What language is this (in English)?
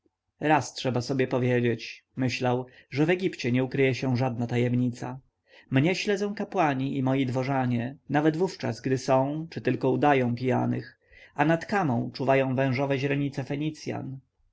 Polish